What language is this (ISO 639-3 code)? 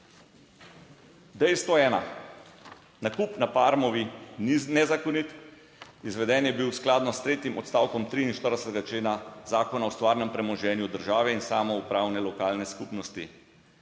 slv